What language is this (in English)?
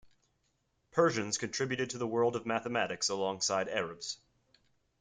English